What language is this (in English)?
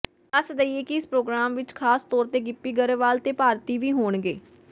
Punjabi